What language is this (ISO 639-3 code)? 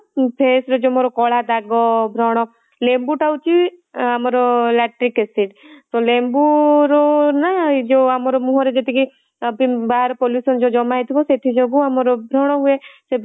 ori